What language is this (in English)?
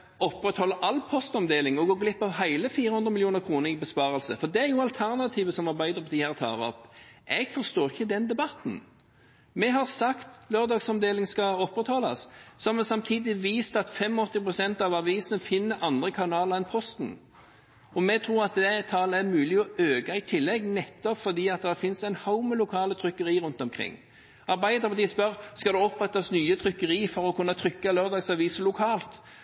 Norwegian Bokmål